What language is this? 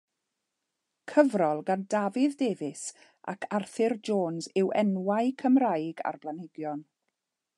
Welsh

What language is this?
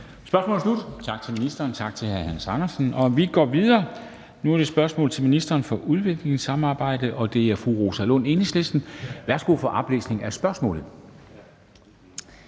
Danish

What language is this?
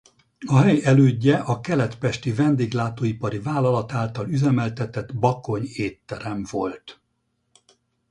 Hungarian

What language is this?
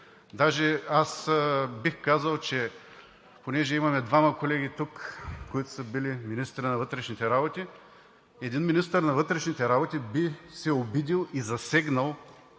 Bulgarian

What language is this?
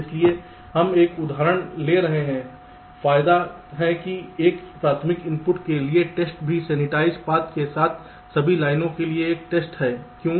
Hindi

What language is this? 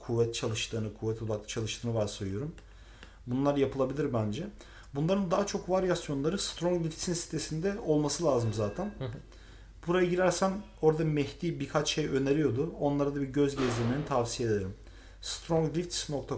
Turkish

